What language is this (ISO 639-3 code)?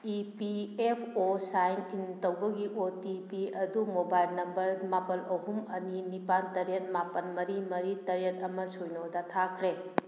mni